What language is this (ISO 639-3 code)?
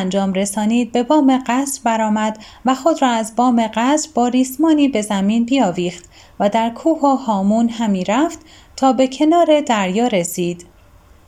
fas